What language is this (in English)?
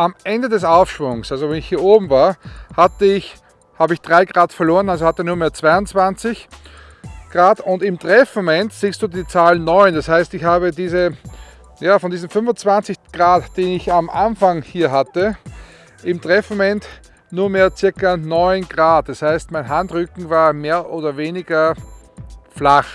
German